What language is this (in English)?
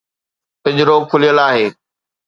Sindhi